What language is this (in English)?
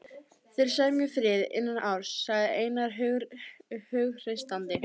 Icelandic